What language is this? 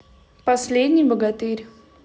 Russian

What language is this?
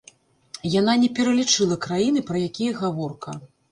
Belarusian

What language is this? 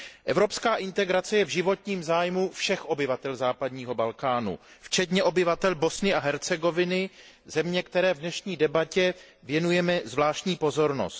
Czech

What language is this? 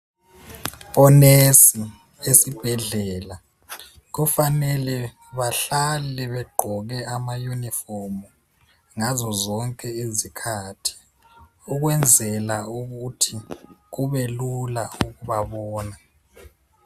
North Ndebele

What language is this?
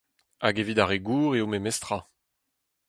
Breton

